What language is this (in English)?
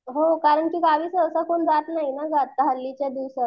Marathi